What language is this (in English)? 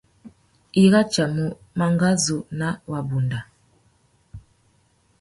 Tuki